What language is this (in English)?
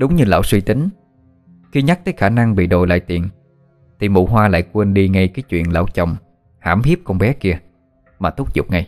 Vietnamese